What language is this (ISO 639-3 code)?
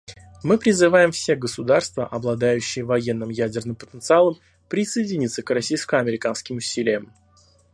rus